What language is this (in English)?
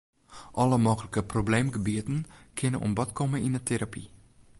Western Frisian